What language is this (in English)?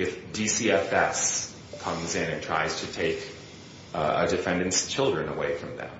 English